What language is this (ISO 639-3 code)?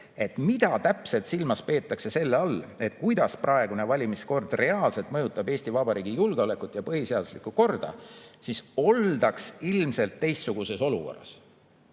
est